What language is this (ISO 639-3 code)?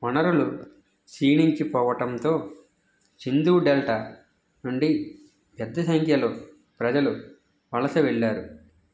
tel